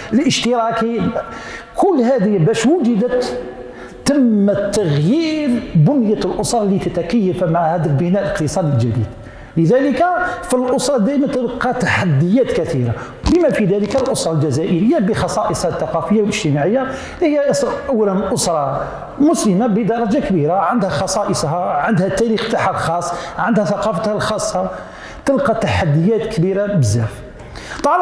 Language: Arabic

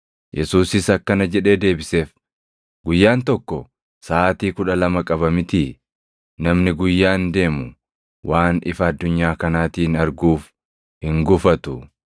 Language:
Oromo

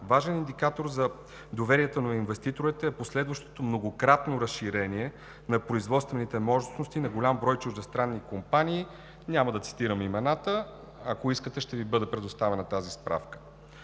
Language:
Bulgarian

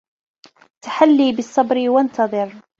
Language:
Arabic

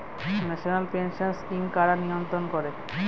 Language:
Bangla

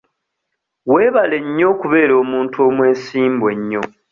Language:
Ganda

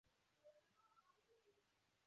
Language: Chinese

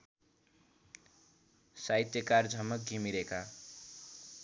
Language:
Nepali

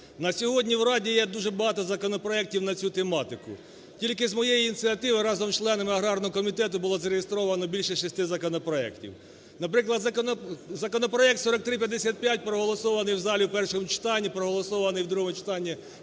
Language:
Ukrainian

